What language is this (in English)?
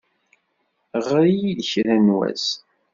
Kabyle